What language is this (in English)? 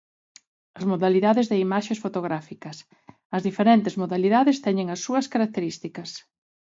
Galician